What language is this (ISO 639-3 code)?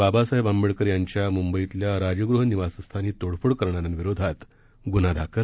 mar